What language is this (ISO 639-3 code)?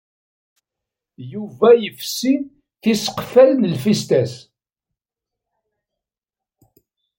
kab